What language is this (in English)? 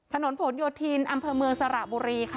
Thai